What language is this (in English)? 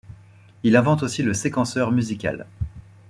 French